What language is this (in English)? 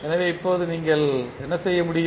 Tamil